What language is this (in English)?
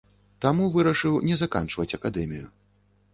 Belarusian